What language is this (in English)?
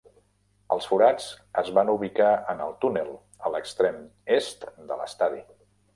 Catalan